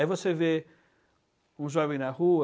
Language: Portuguese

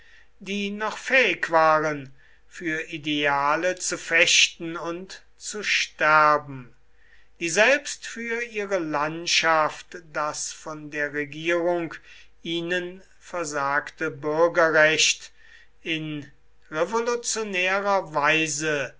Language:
German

